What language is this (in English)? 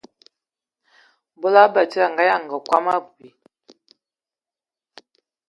Ewondo